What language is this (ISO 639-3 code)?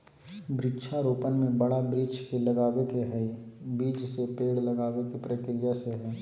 mag